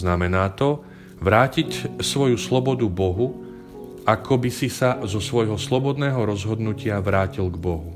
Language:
Slovak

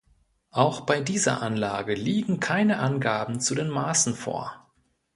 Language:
German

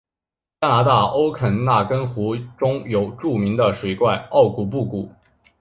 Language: Chinese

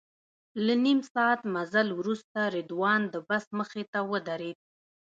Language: Pashto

